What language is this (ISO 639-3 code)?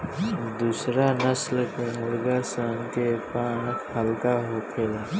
bho